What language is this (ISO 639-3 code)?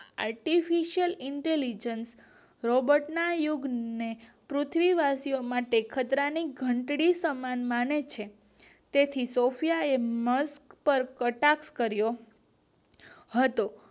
guj